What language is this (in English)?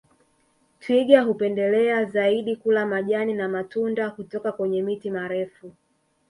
Swahili